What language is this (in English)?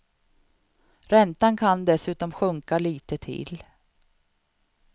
Swedish